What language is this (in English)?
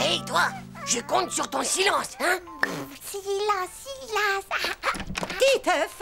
French